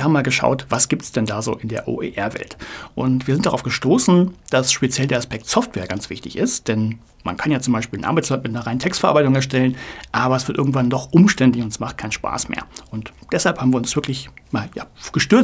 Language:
German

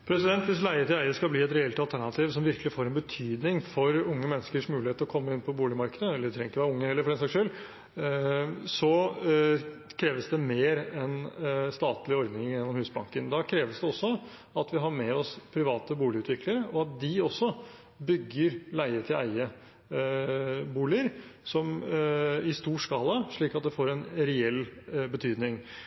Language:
Norwegian Bokmål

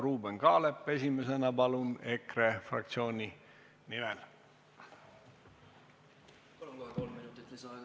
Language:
Estonian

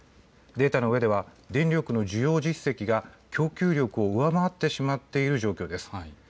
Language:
Japanese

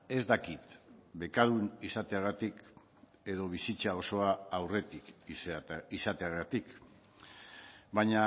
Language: Basque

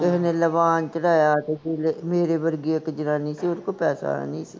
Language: Punjabi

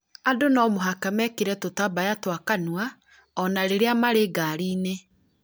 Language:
Kikuyu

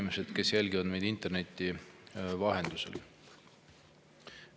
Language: Estonian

